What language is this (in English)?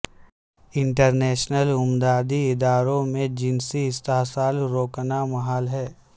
Urdu